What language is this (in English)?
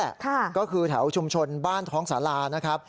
Thai